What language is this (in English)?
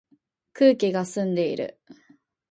Japanese